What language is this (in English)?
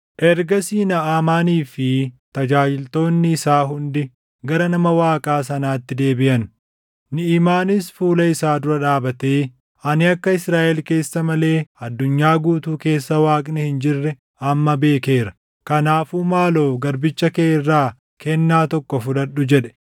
Oromo